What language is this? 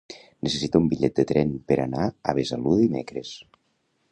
Catalan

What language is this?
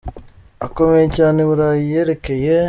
Kinyarwanda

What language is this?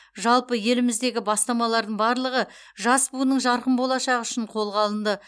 Kazakh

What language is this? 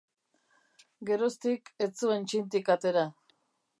Basque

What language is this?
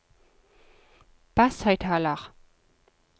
Norwegian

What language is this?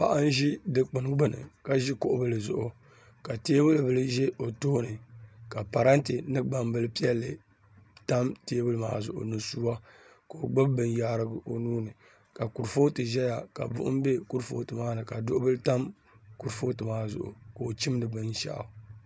Dagbani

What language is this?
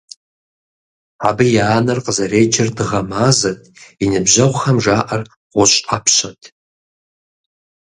Kabardian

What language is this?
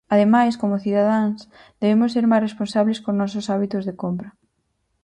Galician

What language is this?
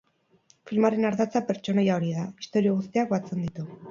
Basque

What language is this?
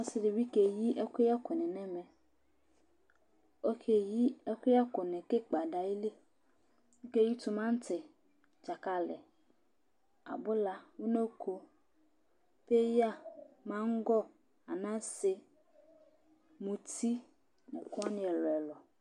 Ikposo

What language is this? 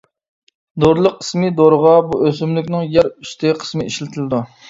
Uyghur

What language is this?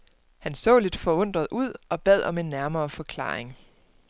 Danish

